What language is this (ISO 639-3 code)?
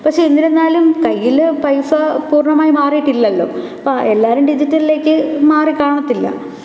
mal